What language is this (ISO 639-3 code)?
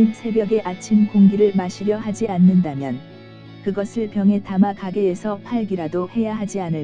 kor